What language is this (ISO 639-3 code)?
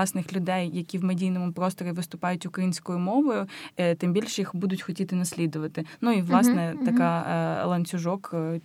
ukr